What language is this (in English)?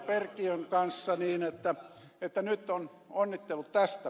Finnish